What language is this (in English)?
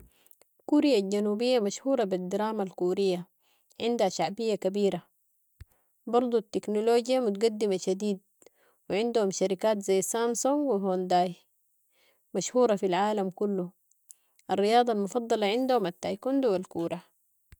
Sudanese Arabic